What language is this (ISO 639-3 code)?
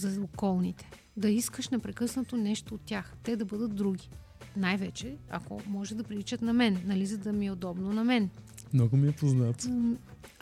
bul